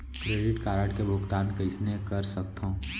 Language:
Chhattisgarhi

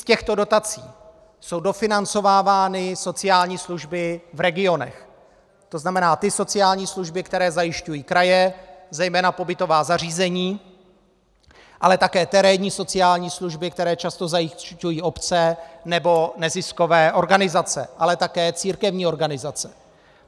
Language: Czech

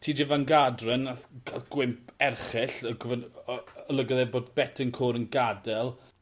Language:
Welsh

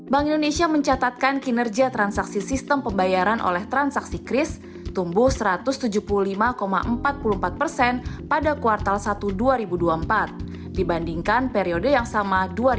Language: Indonesian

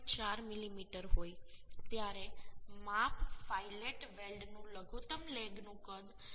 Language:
Gujarati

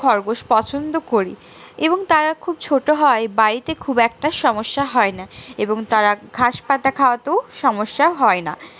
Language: Bangla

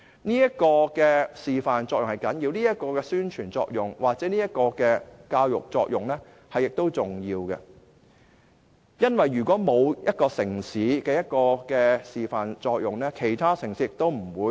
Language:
Cantonese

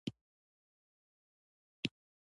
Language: Pashto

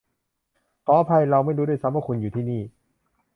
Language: Thai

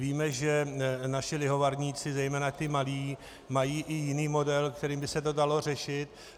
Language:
Czech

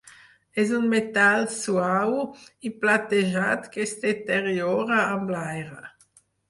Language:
Catalan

